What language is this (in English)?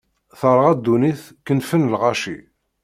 Kabyle